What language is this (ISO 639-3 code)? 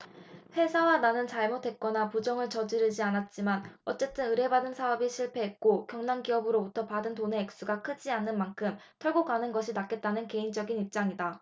kor